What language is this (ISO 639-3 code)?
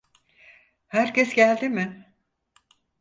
tur